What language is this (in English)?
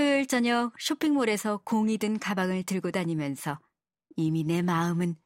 Korean